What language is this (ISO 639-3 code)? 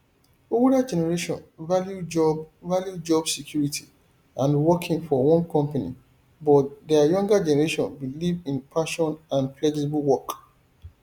pcm